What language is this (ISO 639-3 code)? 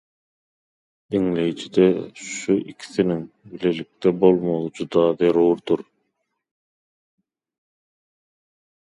tuk